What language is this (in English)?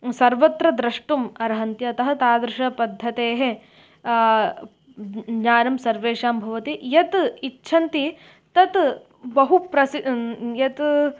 Sanskrit